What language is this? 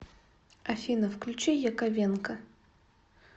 Russian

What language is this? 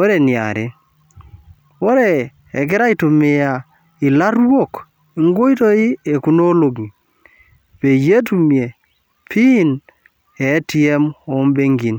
Masai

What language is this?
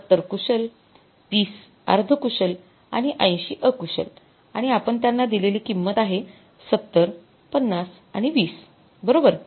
Marathi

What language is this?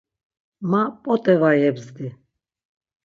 Laz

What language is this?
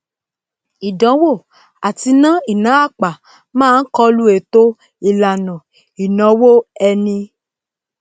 Yoruba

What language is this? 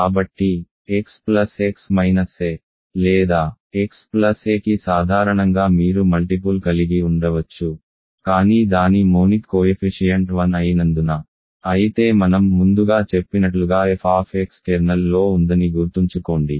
Telugu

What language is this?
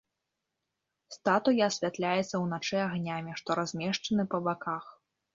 Belarusian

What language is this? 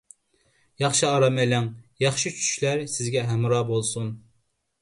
Uyghur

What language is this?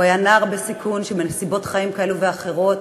Hebrew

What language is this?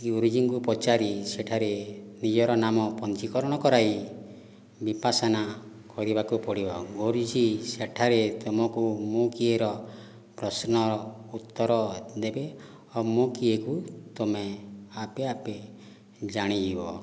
Odia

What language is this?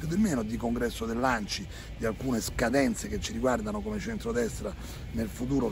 Italian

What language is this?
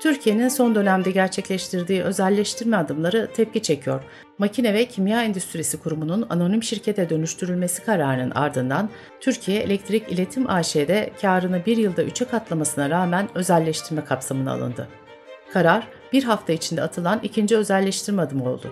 Turkish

